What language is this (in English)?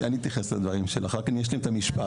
Hebrew